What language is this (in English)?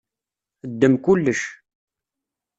Kabyle